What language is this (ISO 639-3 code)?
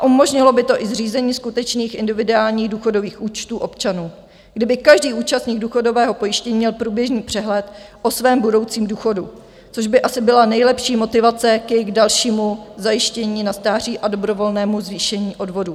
ces